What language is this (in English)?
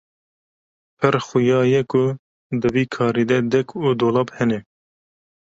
Kurdish